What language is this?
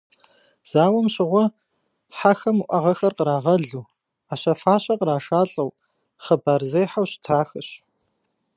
Kabardian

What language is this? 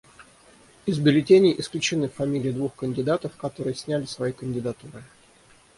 Russian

